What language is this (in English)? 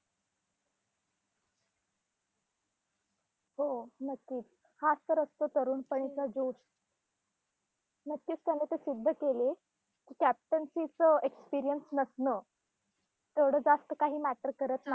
Marathi